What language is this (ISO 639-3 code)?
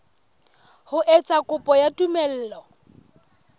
sot